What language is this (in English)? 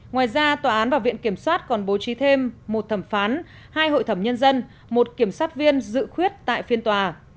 Vietnamese